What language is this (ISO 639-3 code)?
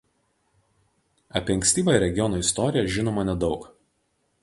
lit